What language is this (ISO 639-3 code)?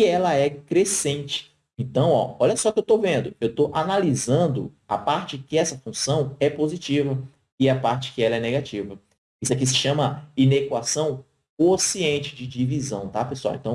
por